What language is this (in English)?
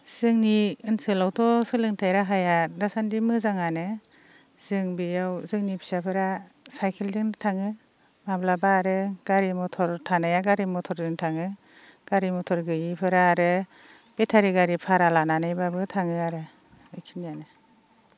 Bodo